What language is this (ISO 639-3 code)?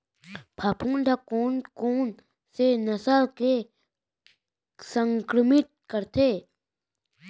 hne